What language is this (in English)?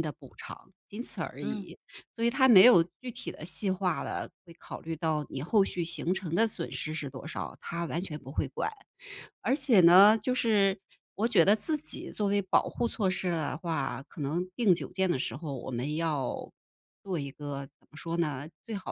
Chinese